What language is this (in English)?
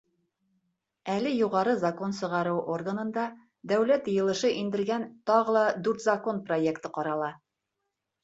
Bashkir